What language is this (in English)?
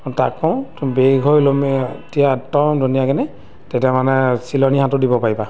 Assamese